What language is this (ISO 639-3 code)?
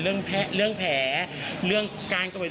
tha